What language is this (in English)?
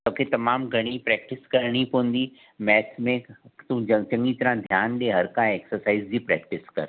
Sindhi